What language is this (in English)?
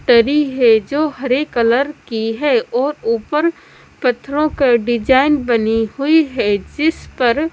Hindi